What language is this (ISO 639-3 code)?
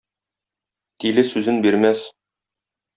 tat